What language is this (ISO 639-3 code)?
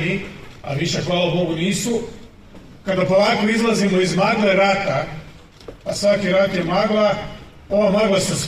hrv